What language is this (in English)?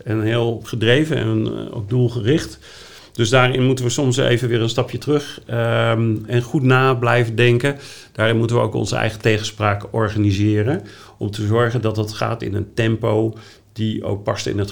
Dutch